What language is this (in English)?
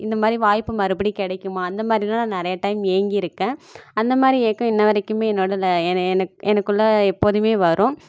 Tamil